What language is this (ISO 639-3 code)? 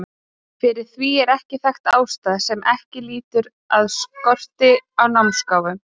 isl